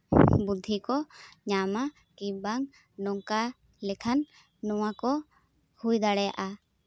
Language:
Santali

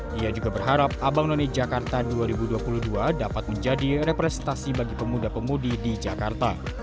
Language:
Indonesian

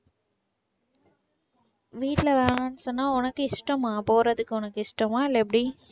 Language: Tamil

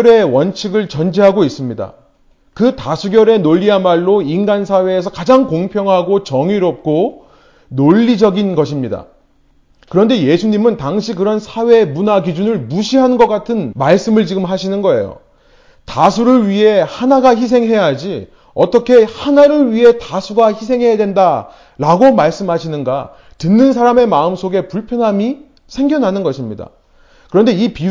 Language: Korean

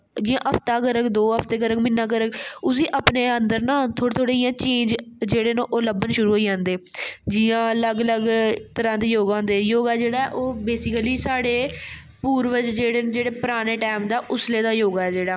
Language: Dogri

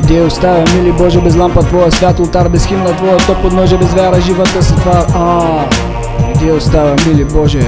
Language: Bulgarian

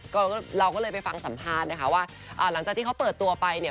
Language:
Thai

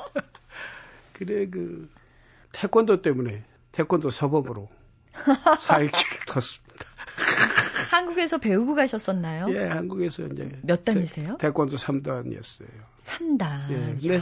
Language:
Korean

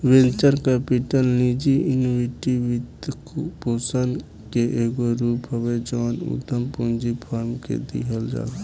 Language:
Bhojpuri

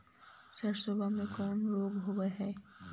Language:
Magahi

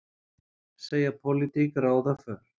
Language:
Icelandic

